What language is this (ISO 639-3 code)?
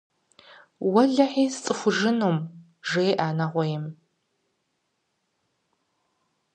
kbd